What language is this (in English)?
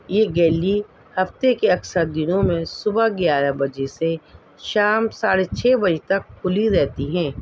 Urdu